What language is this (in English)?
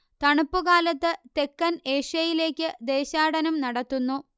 Malayalam